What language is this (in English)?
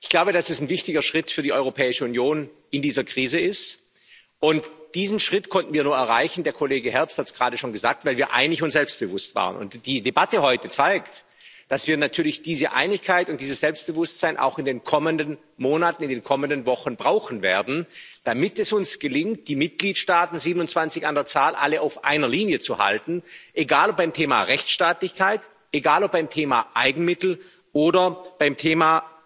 German